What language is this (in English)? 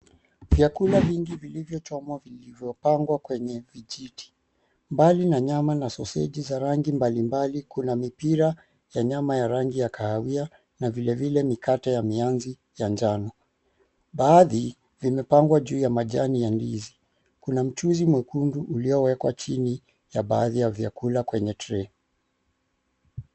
Swahili